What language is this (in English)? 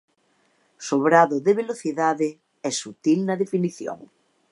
Galician